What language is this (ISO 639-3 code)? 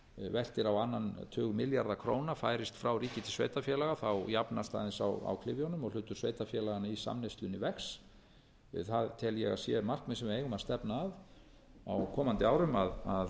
isl